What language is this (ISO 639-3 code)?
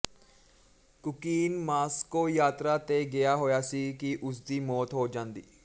pan